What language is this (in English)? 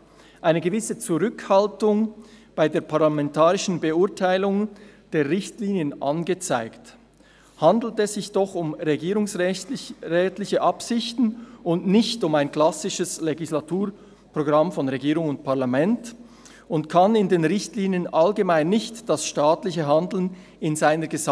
Swiss German